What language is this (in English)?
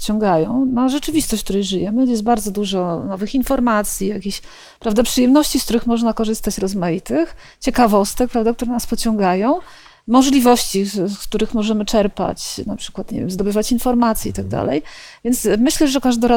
Polish